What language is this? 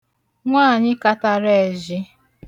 Igbo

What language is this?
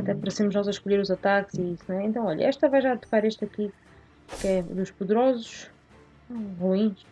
Portuguese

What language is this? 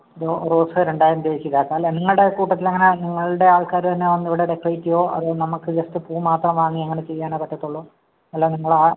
Malayalam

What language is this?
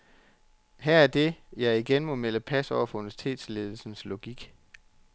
Danish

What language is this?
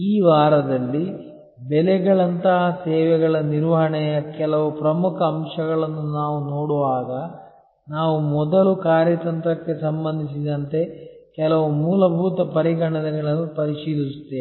Kannada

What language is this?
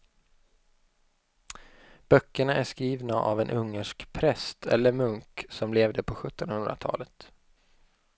Swedish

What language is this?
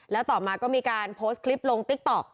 Thai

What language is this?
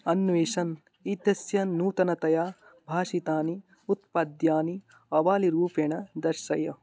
Sanskrit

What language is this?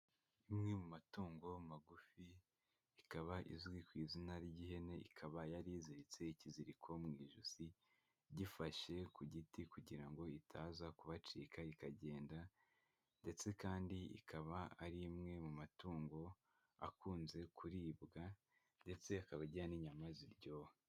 Kinyarwanda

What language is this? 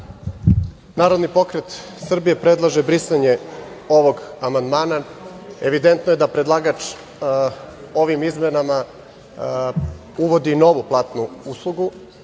Serbian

